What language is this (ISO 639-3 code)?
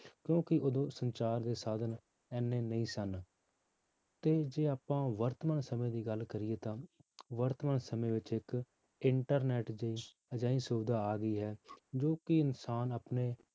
pan